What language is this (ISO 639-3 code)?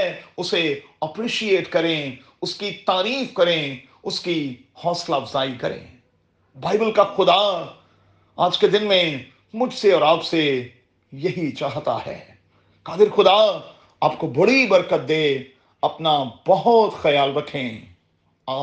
urd